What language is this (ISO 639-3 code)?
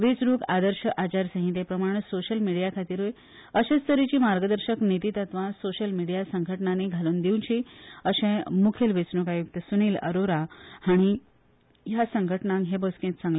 kok